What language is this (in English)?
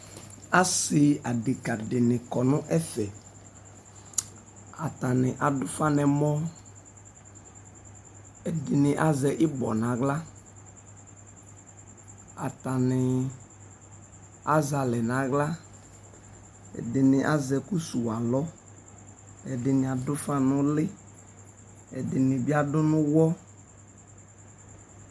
Ikposo